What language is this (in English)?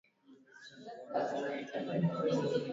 Swahili